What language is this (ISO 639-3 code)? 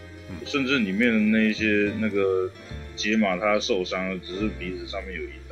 zho